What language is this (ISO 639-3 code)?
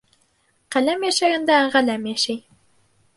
bak